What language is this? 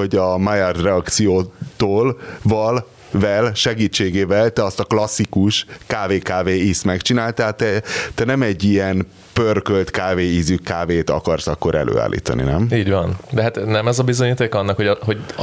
Hungarian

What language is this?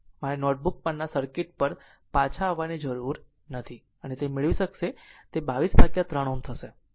Gujarati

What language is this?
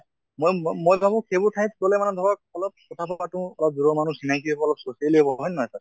Assamese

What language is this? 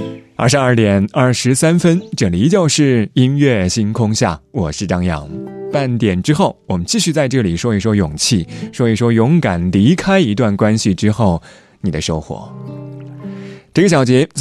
Chinese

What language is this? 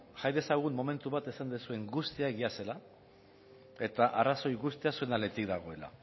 Basque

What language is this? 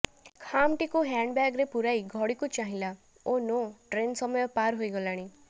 Odia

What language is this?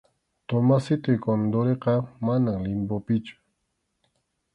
Arequipa-La Unión Quechua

